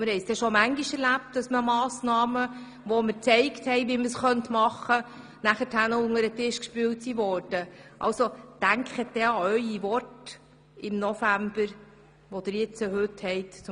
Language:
Swiss German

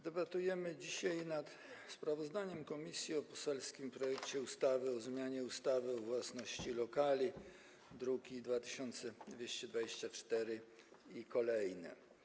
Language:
Polish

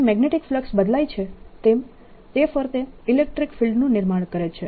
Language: Gujarati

